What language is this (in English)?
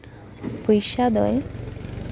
Santali